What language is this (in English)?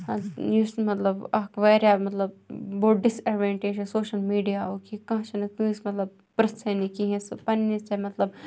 Kashmiri